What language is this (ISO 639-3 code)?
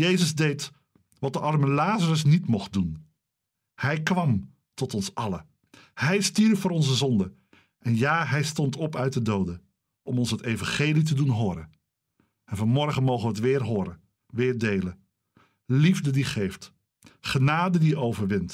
nld